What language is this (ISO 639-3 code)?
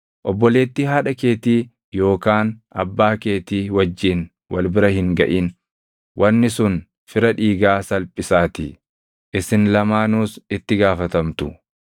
orm